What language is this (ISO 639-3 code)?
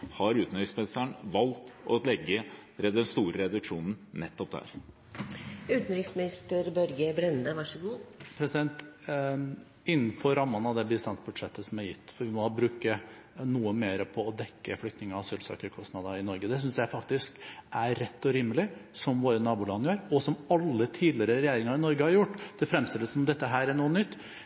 nob